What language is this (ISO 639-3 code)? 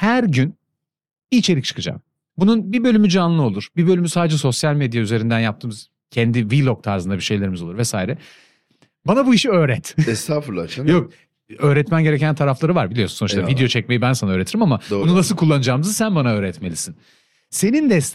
tur